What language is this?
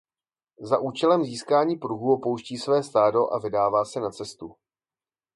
Czech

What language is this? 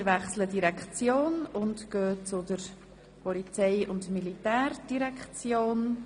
Swiss German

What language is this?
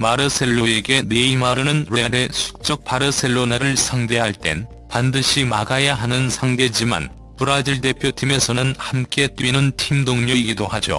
Korean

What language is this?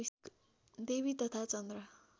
Nepali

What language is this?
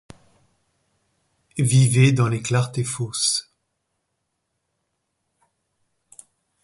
French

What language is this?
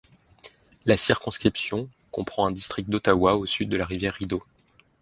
French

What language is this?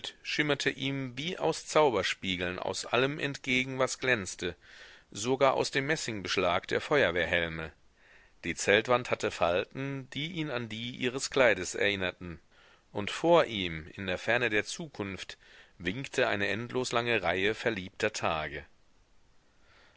German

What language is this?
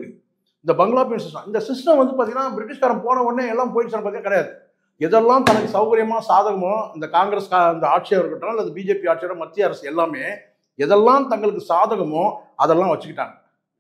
Tamil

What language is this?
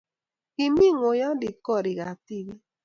Kalenjin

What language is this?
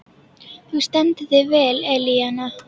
Icelandic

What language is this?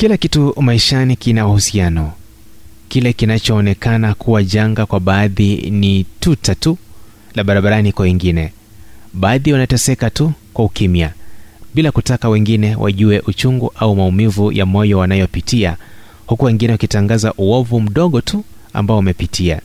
Swahili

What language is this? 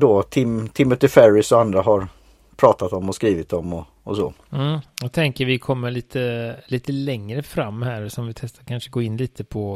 Swedish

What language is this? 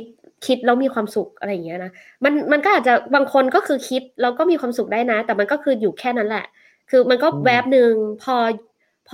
Thai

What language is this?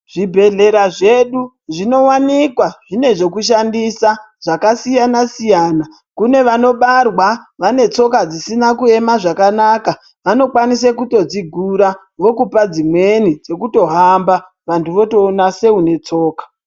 Ndau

